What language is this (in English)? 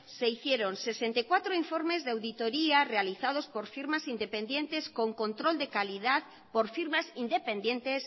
Spanish